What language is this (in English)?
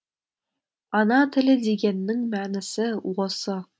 Kazakh